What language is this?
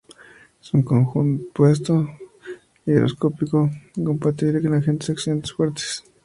Spanish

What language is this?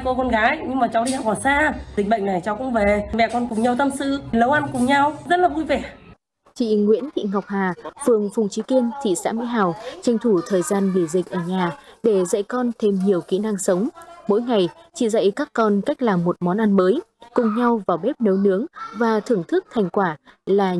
Vietnamese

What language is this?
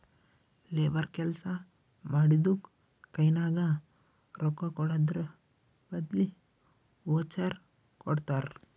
Kannada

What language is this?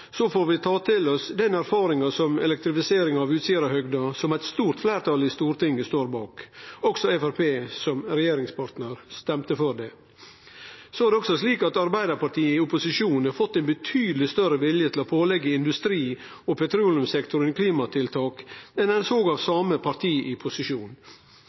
Norwegian Nynorsk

